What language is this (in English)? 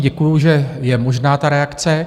Czech